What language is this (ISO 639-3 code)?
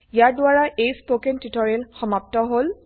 asm